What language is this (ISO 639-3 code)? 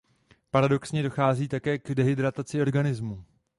ces